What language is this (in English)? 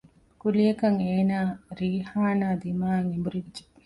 Divehi